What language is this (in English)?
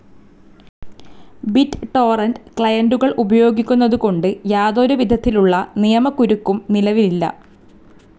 Malayalam